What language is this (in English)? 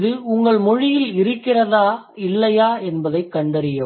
Tamil